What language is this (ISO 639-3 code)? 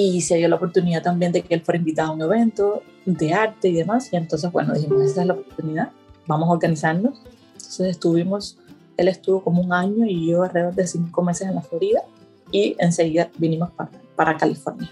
spa